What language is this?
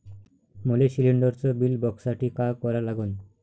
Marathi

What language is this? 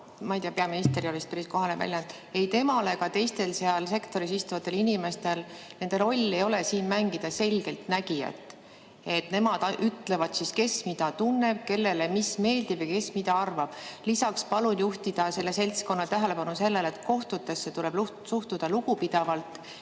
Estonian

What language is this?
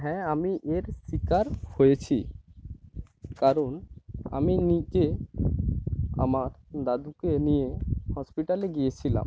Bangla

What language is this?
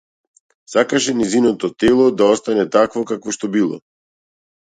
Macedonian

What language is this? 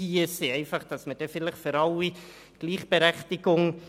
Swiss German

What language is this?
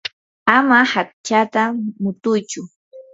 Yanahuanca Pasco Quechua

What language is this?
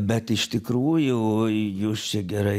Lithuanian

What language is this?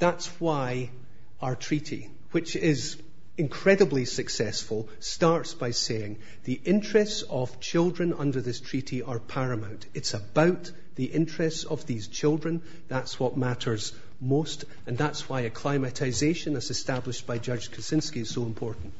English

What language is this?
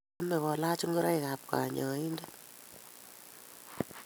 Kalenjin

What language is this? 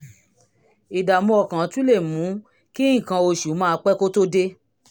Yoruba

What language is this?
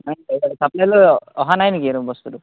Assamese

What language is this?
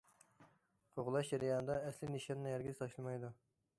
Uyghur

